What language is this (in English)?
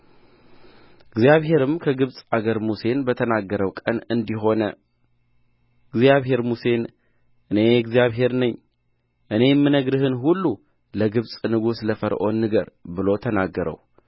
Amharic